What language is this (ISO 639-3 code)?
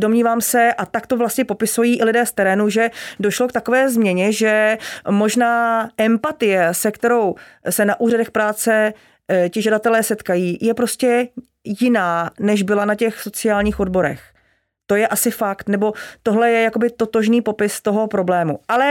ces